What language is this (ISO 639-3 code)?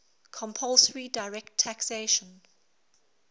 eng